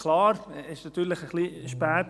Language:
Swiss German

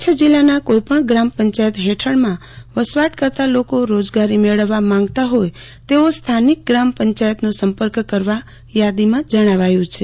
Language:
Gujarati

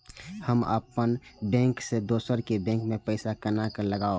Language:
Maithili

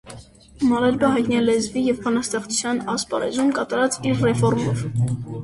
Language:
Armenian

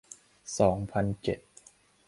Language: Thai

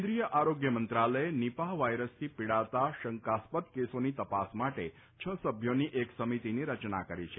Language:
Gujarati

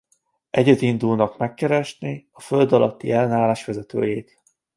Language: Hungarian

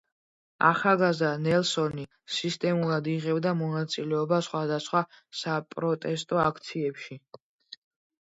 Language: Georgian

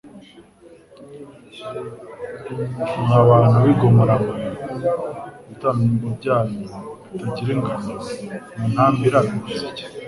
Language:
Kinyarwanda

